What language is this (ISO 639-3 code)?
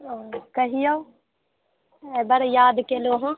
mai